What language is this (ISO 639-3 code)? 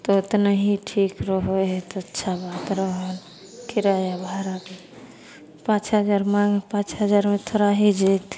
mai